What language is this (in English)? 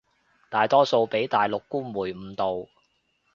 Cantonese